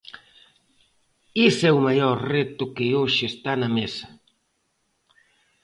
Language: Galician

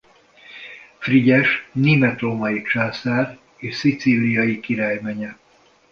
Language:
Hungarian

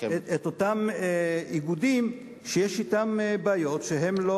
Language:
Hebrew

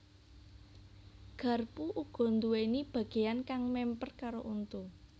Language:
Javanese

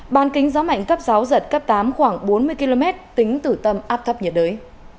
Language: Vietnamese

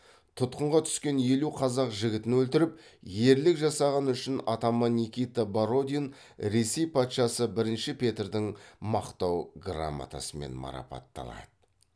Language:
Kazakh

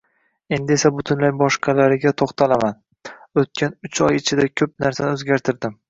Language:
Uzbek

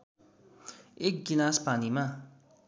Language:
Nepali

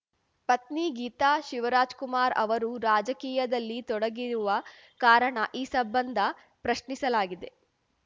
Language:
Kannada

